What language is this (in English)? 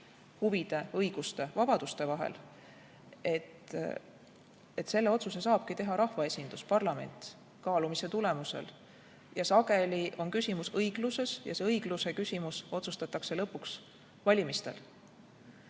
Estonian